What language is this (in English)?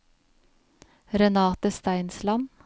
Norwegian